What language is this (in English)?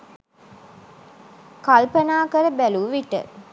Sinhala